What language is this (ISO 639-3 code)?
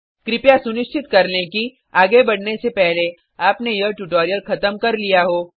hin